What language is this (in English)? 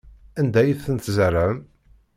Kabyle